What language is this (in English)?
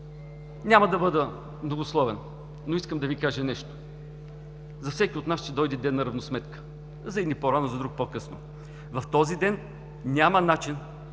Bulgarian